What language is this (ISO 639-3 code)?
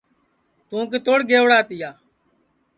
ssi